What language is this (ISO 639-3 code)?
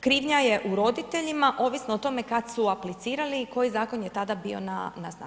hrv